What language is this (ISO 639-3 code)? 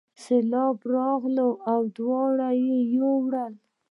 pus